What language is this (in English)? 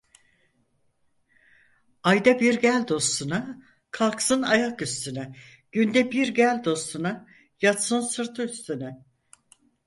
Turkish